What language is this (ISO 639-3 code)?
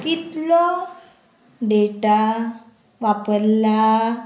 kok